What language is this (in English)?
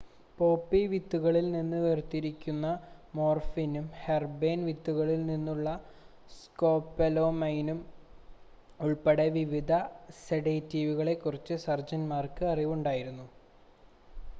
Malayalam